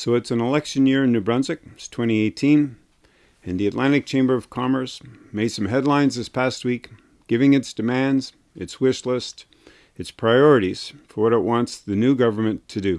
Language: English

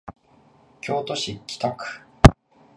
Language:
Japanese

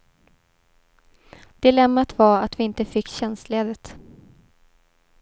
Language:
Swedish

